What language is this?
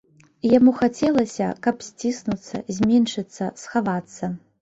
Belarusian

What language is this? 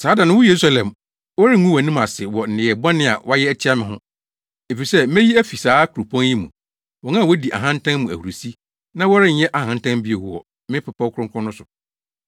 Akan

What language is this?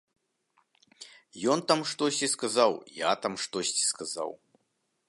Belarusian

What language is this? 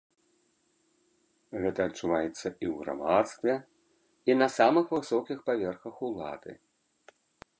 Belarusian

